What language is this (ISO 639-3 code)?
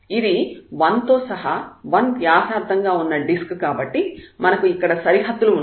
tel